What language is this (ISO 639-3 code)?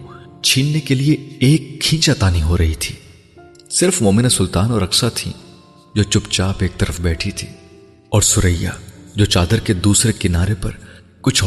urd